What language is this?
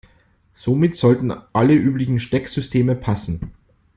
German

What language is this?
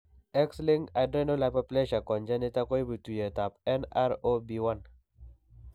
Kalenjin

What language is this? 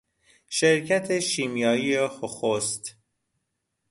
Persian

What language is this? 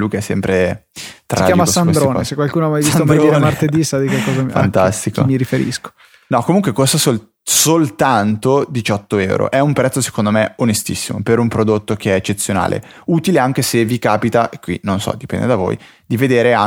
Italian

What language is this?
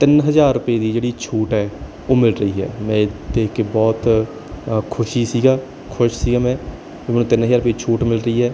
Punjabi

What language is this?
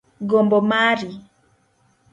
Luo (Kenya and Tanzania)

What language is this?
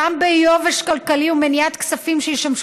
Hebrew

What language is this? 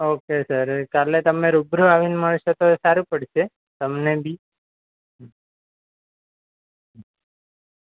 Gujarati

